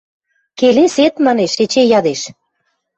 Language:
Western Mari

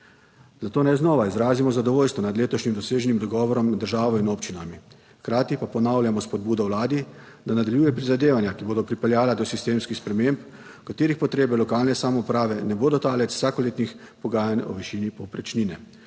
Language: Slovenian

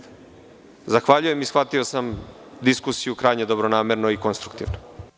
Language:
Serbian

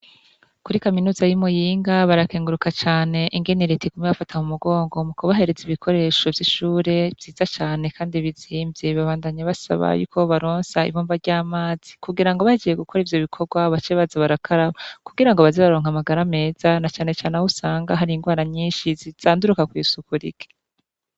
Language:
Rundi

